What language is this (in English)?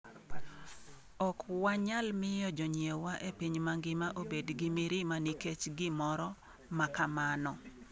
Luo (Kenya and Tanzania)